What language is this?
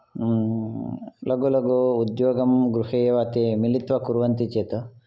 Sanskrit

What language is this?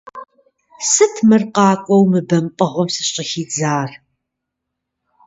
Kabardian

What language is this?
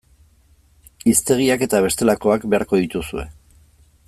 Basque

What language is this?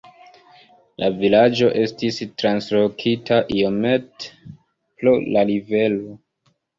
Esperanto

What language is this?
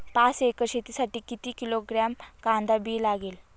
Marathi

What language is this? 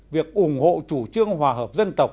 Vietnamese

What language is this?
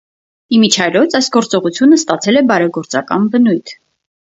Armenian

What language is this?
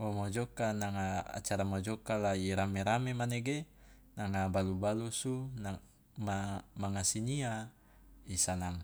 Loloda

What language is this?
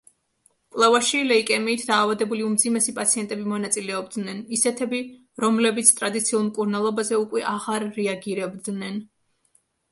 Georgian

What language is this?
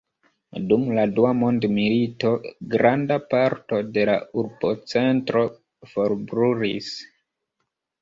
Esperanto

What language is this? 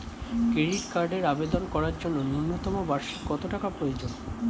Bangla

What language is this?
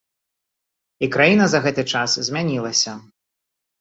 Belarusian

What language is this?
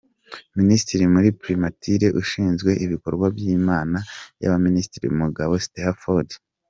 Kinyarwanda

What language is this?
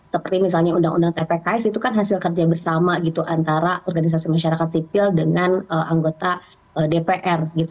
Indonesian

